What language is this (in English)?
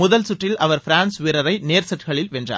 Tamil